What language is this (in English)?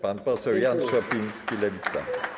Polish